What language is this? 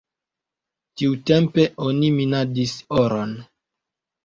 Esperanto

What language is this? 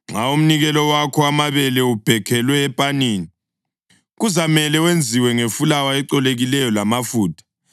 North Ndebele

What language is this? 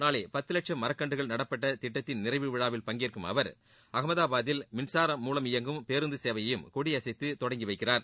Tamil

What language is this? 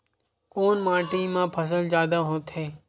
Chhattisgarhi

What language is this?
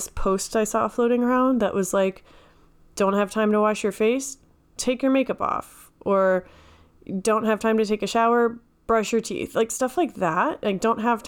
English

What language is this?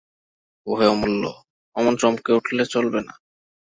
Bangla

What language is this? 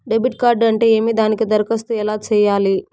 Telugu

